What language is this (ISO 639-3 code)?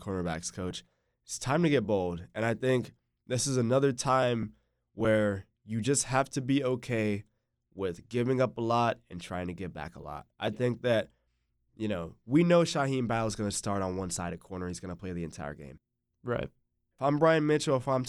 eng